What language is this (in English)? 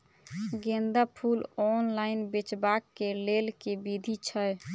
Maithili